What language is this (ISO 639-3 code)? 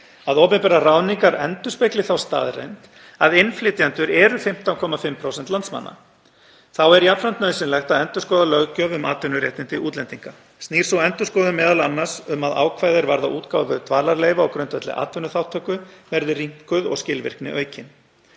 isl